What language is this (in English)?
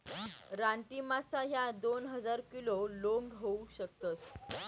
Marathi